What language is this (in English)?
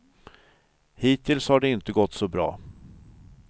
Swedish